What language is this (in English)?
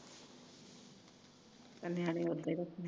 Punjabi